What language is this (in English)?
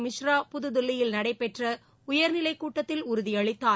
Tamil